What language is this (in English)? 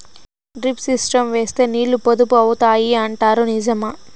Telugu